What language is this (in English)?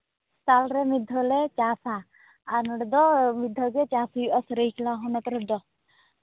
Santali